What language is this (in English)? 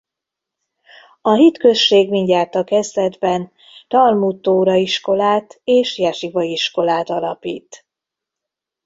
Hungarian